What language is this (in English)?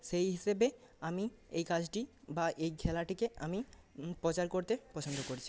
Bangla